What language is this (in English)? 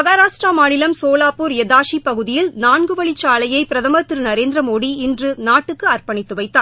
Tamil